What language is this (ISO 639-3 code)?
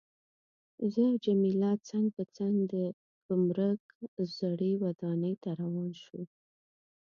pus